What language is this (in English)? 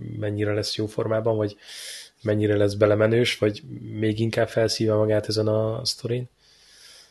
Hungarian